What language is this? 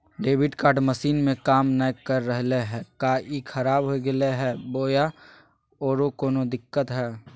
Magahi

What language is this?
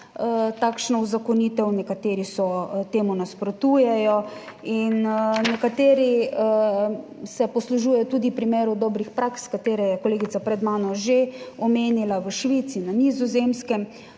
Slovenian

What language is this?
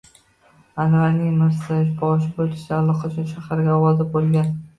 Uzbek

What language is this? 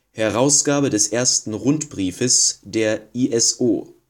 German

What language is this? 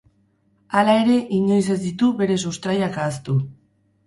Basque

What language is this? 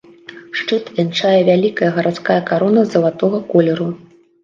Belarusian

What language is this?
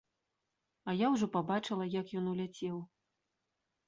Belarusian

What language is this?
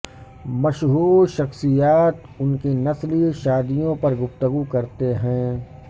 Urdu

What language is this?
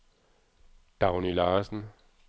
Danish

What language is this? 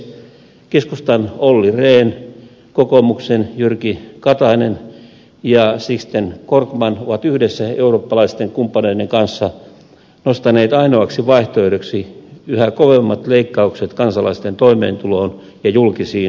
Finnish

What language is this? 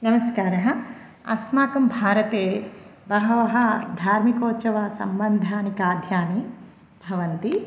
Sanskrit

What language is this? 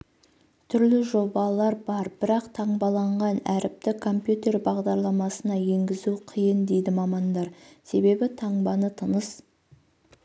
Kazakh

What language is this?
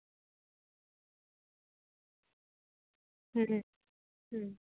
Santali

